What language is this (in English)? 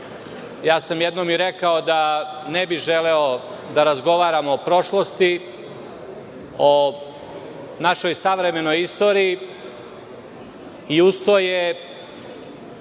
Serbian